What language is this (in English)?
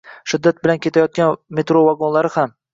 Uzbek